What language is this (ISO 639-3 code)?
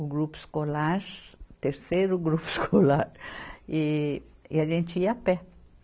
por